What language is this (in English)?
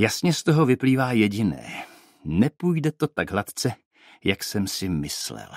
Czech